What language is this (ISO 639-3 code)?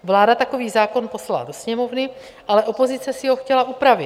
ces